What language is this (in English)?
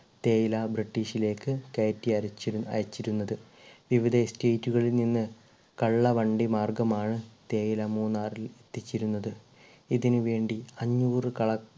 Malayalam